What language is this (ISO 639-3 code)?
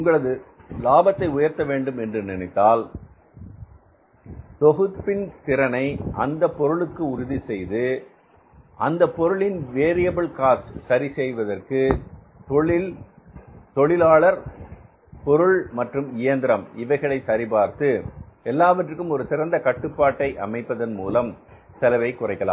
tam